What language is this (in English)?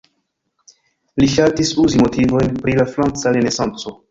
Esperanto